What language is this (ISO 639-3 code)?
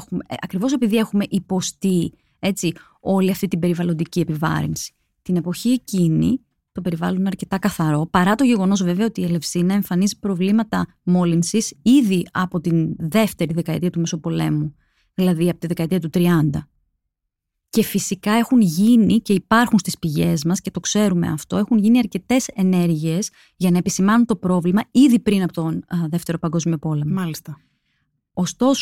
ell